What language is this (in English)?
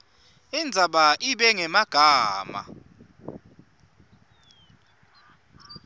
Swati